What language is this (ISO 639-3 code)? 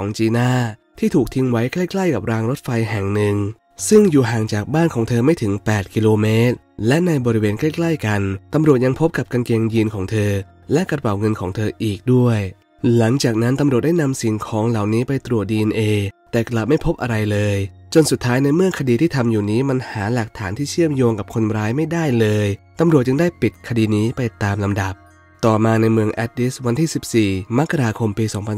tha